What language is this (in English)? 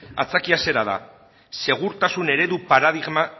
Basque